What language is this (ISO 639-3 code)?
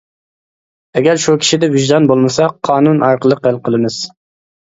uig